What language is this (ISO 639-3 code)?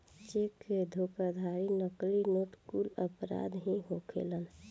bho